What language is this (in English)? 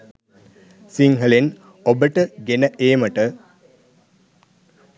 Sinhala